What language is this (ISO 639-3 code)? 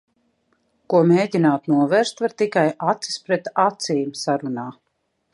lav